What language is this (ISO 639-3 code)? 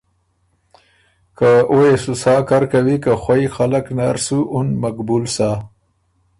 oru